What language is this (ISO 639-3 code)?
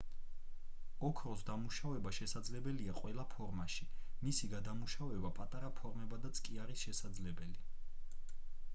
kat